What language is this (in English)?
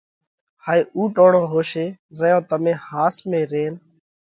Parkari Koli